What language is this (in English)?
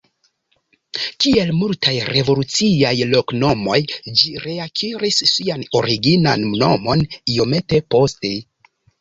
Esperanto